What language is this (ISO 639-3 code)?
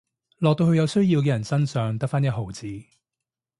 yue